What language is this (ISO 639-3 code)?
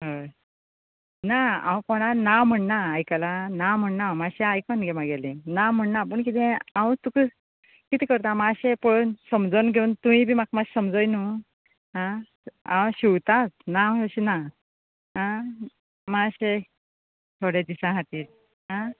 kok